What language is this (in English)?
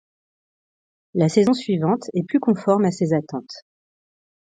French